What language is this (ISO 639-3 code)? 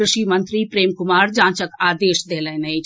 mai